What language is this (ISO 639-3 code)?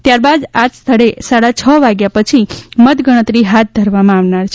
guj